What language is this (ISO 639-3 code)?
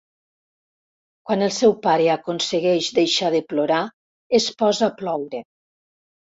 cat